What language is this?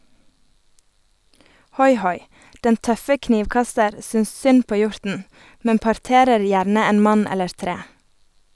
Norwegian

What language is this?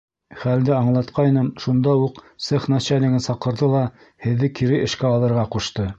Bashkir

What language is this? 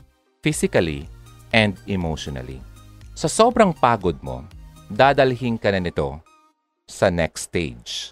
Filipino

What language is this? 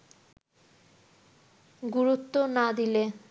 Bangla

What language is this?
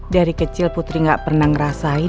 Indonesian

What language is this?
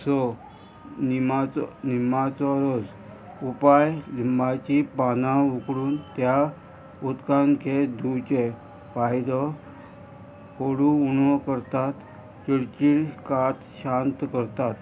Konkani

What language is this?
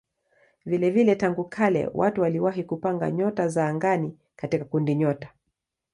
Swahili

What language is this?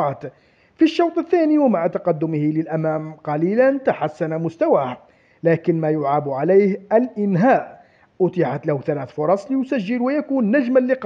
Arabic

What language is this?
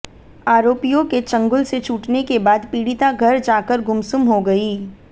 Hindi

